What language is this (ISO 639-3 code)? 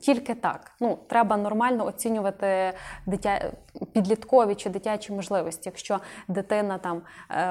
ukr